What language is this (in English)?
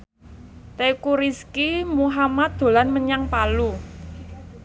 Javanese